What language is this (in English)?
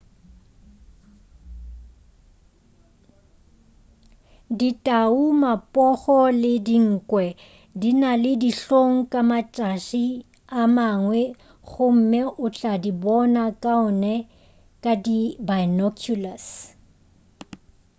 Northern Sotho